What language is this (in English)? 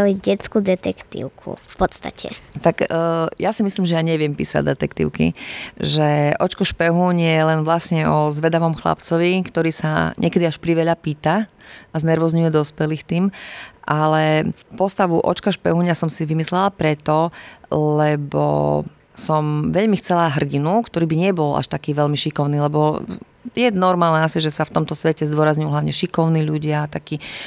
Slovak